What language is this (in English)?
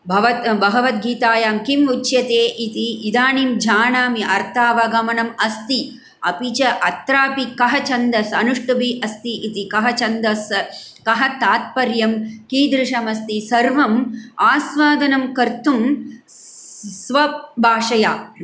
Sanskrit